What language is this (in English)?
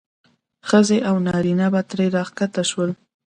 Pashto